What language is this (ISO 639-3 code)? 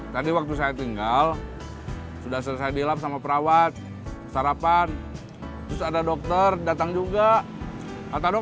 ind